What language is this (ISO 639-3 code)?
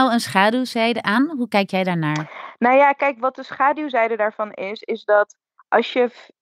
nld